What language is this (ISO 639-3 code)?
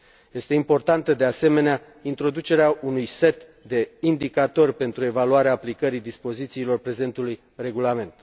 ron